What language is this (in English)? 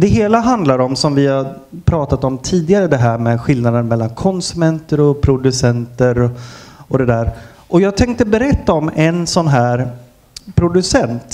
Swedish